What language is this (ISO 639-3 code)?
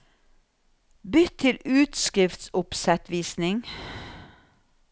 nor